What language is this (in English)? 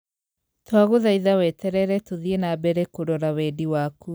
Kikuyu